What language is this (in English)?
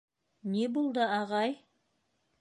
Bashkir